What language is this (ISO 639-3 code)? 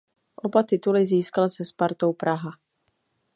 ces